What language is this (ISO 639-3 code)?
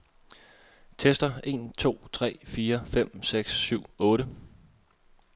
dan